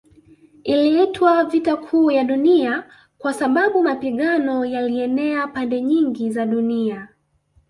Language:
Swahili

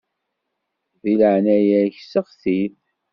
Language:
Kabyle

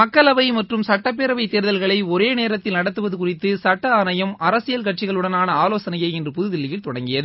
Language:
Tamil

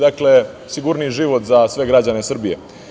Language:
Serbian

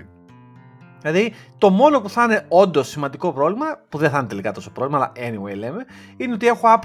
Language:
Greek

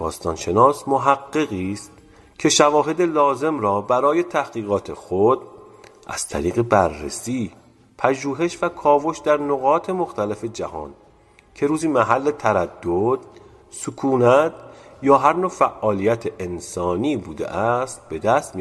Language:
Persian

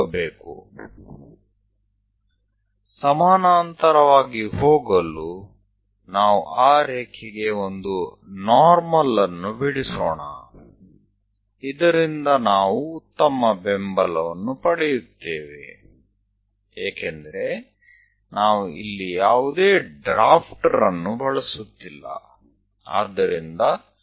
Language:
Gujarati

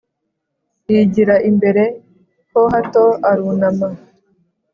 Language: Kinyarwanda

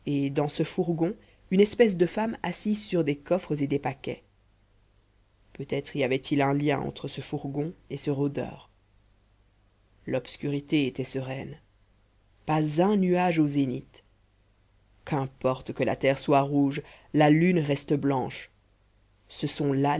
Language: French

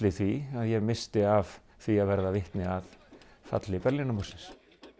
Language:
Icelandic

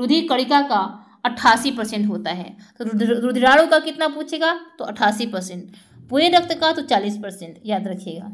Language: Hindi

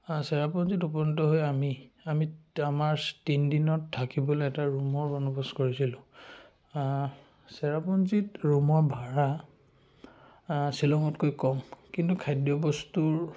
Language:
Assamese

